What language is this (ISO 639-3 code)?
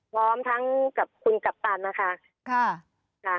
tha